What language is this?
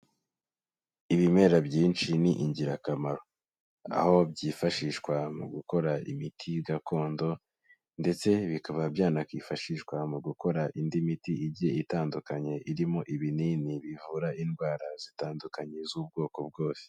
Kinyarwanda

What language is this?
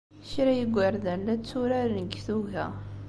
Kabyle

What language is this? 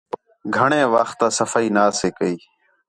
Khetrani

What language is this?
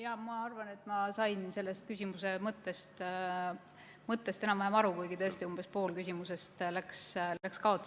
Estonian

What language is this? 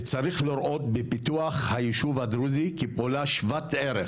Hebrew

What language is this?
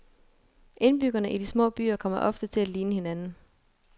Danish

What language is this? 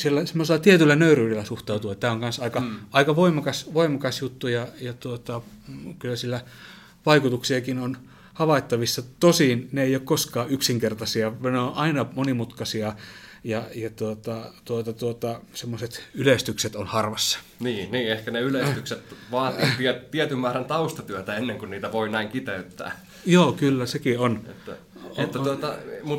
Finnish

